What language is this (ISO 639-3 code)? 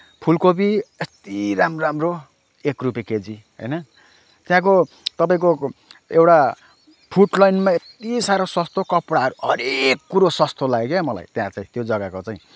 nep